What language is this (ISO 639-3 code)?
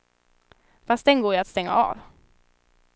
swe